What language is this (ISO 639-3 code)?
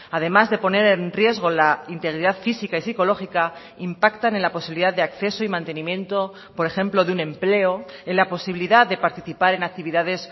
spa